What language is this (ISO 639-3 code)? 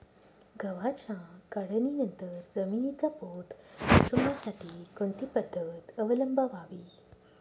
mar